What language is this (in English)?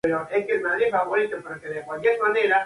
Spanish